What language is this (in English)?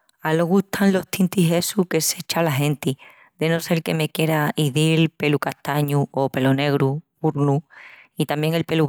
Extremaduran